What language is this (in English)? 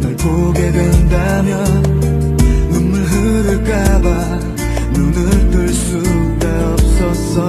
Korean